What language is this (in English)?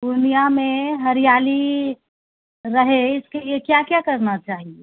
Maithili